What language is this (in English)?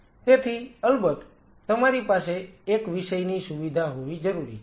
Gujarati